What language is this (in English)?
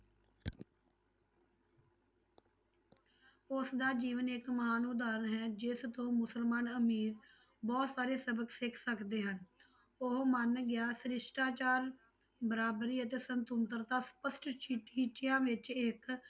Punjabi